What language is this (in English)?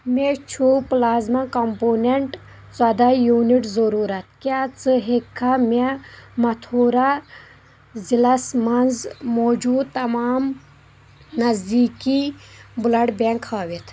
Kashmiri